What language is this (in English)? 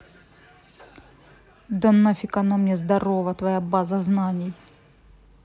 Russian